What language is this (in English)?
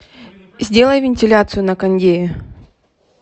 Russian